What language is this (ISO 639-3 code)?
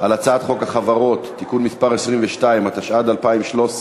heb